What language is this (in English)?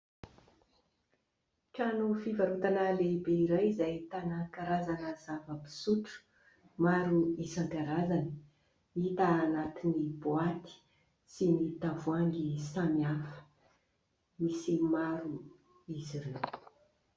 Malagasy